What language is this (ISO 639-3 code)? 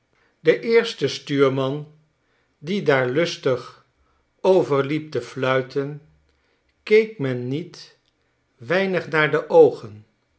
nld